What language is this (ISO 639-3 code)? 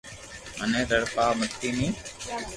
lrk